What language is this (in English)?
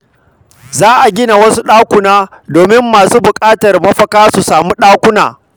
Hausa